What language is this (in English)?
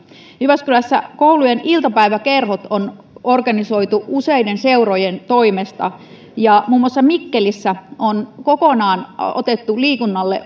Finnish